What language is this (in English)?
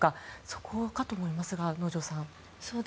Japanese